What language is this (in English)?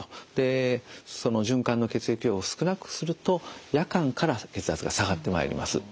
Japanese